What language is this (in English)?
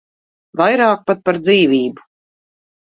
Latvian